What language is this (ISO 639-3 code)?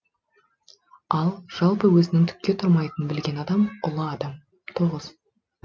kaz